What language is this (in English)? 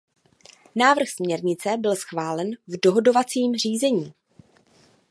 Czech